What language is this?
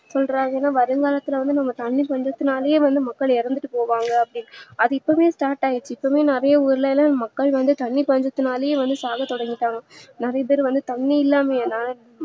Tamil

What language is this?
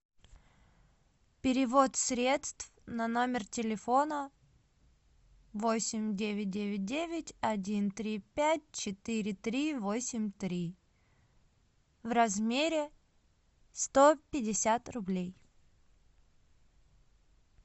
Russian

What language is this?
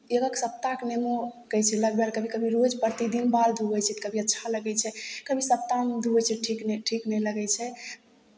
Maithili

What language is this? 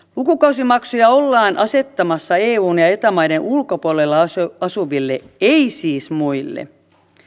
Finnish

